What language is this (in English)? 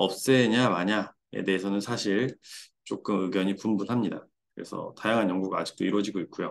Korean